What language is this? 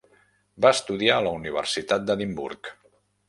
Catalan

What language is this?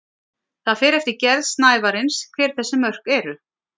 Icelandic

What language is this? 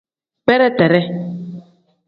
Tem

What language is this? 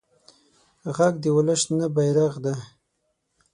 Pashto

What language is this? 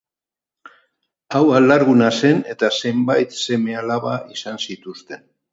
Basque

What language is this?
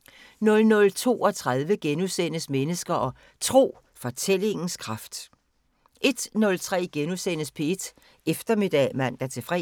Danish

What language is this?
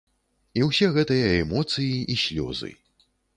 Belarusian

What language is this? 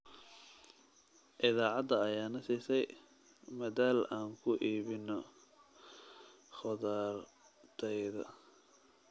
Somali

